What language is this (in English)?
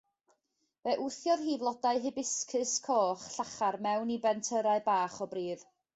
Welsh